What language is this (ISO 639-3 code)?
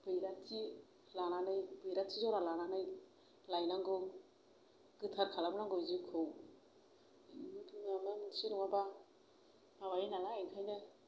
brx